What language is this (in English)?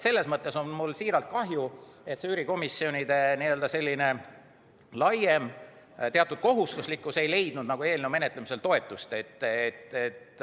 Estonian